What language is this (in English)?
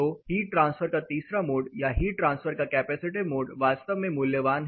Hindi